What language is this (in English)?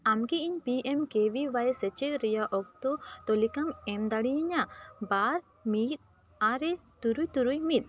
Santali